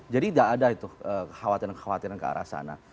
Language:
Indonesian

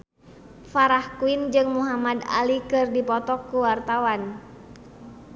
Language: Sundanese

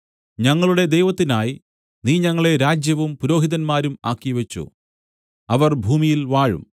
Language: Malayalam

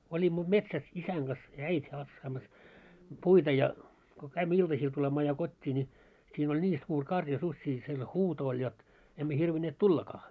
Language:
Finnish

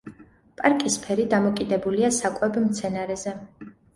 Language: Georgian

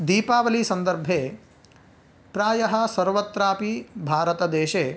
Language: Sanskrit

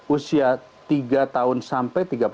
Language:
Indonesian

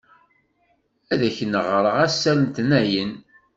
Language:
Kabyle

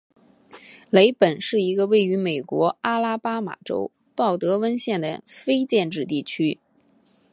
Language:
Chinese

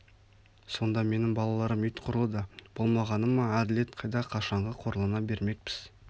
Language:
Kazakh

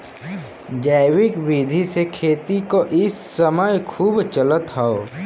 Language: Bhojpuri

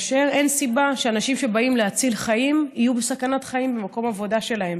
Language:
Hebrew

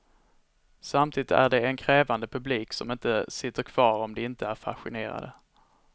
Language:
Swedish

